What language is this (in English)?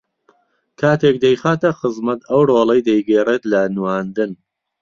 Central Kurdish